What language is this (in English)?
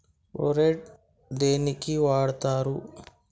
Telugu